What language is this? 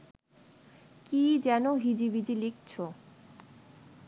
Bangla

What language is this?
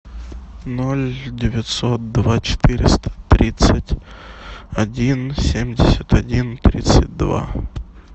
Russian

